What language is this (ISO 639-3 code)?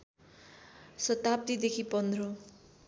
nep